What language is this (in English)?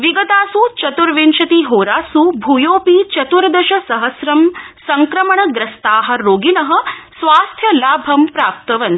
Sanskrit